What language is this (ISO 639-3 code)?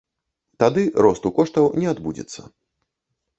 bel